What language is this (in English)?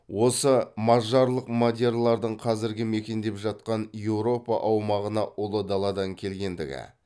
Kazakh